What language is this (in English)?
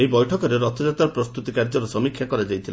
Odia